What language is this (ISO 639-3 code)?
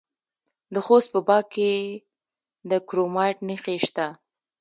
pus